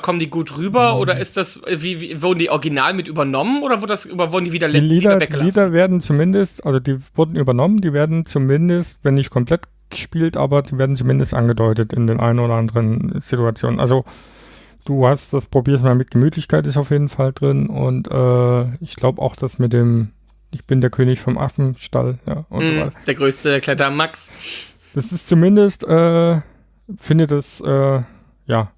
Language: German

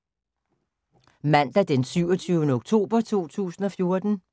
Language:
Danish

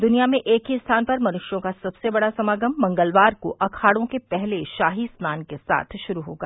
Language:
Hindi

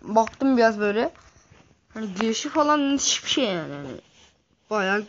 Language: Turkish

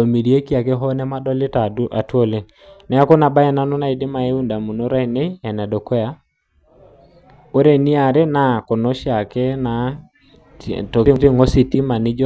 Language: Masai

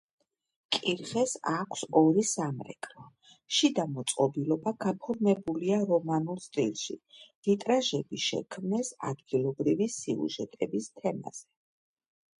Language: Georgian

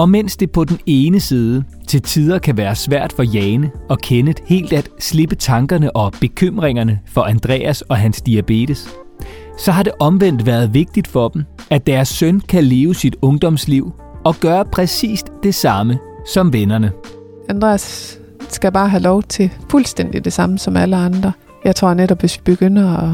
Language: Danish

